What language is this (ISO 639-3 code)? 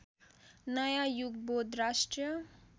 nep